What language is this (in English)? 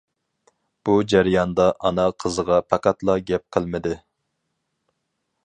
Uyghur